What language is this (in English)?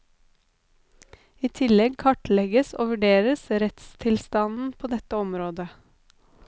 Norwegian